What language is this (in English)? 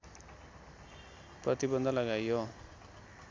Nepali